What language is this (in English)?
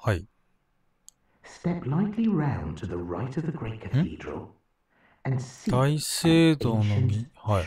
Japanese